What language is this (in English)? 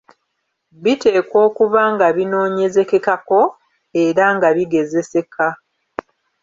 Ganda